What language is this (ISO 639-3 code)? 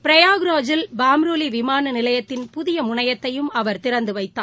tam